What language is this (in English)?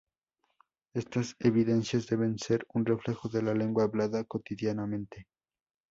Spanish